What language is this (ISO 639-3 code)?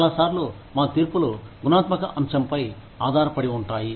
tel